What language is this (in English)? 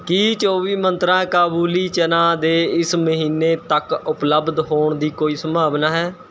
Punjabi